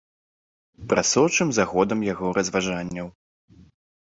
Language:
Belarusian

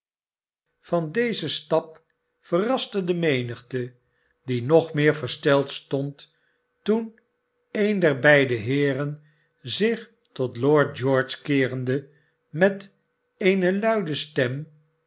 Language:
Dutch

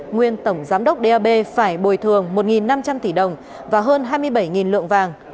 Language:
Vietnamese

